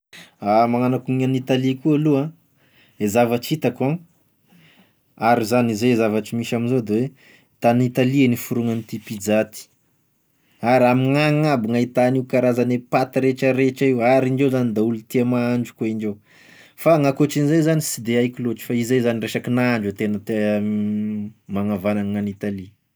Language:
Tesaka Malagasy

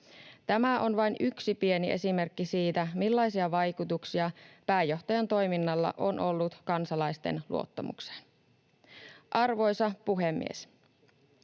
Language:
Finnish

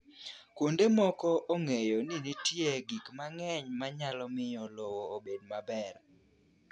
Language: Luo (Kenya and Tanzania)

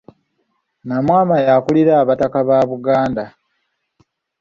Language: Ganda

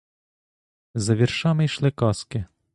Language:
Ukrainian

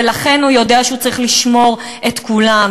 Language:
Hebrew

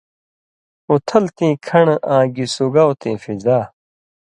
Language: Indus Kohistani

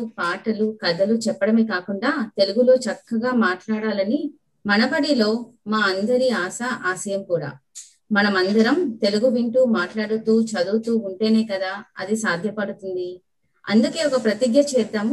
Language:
Telugu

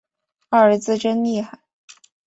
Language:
Chinese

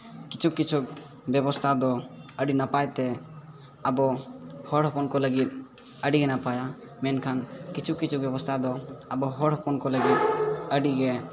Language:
Santali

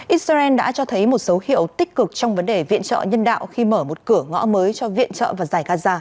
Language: Vietnamese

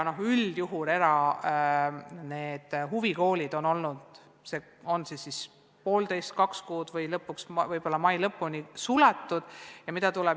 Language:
Estonian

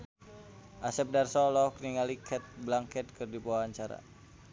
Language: Sundanese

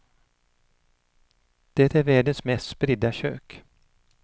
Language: Swedish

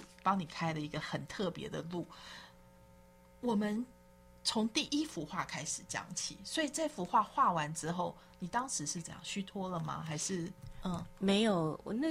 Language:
Chinese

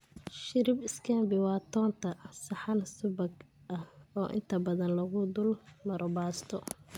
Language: Somali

